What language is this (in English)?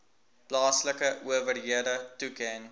Afrikaans